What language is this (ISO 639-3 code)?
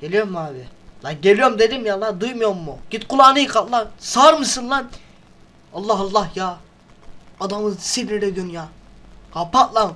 tur